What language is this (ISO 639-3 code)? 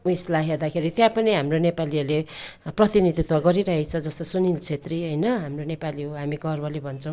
nep